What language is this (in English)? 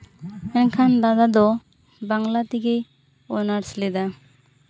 Santali